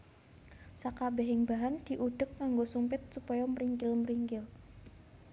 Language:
Javanese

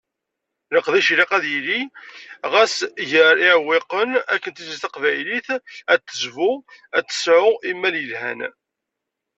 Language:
Kabyle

